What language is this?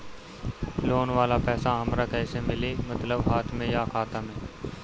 Bhojpuri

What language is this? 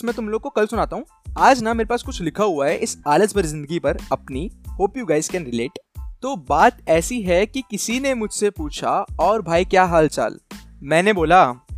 Hindi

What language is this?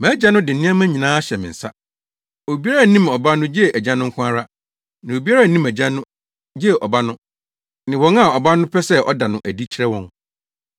Akan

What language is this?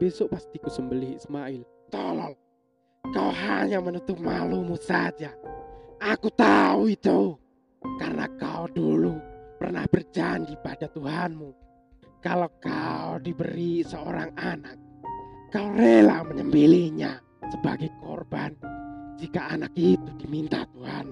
Indonesian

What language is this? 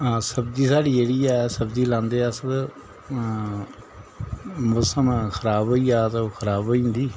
Dogri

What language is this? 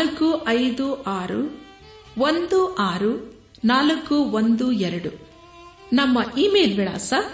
Kannada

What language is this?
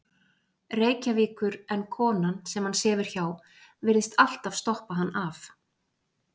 Icelandic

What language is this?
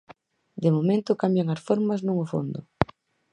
Galician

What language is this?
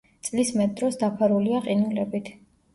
Georgian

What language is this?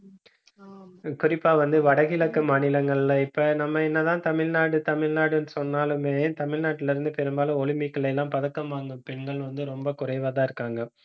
Tamil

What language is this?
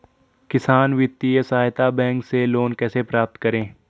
Hindi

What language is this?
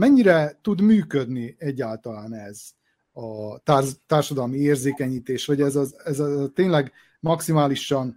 Hungarian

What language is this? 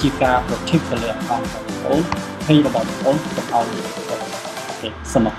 Vietnamese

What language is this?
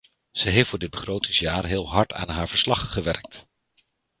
Dutch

